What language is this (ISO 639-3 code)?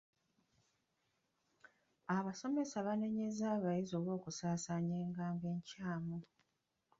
lug